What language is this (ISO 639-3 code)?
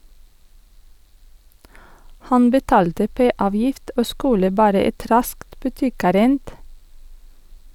nor